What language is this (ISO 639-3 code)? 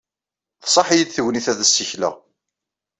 kab